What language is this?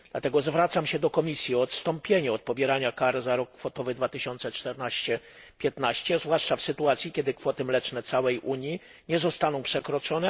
Polish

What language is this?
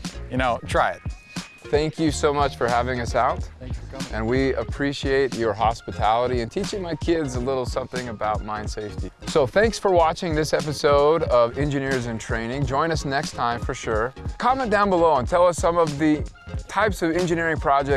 English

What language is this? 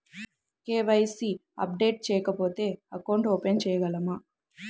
Telugu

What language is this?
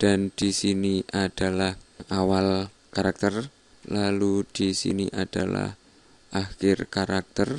Indonesian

